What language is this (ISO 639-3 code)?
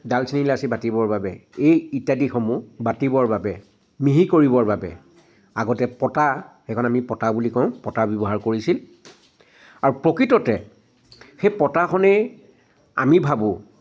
asm